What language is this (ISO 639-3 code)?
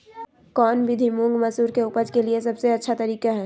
mag